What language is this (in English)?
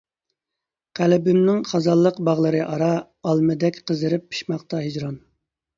Uyghur